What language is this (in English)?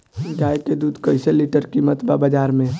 Bhojpuri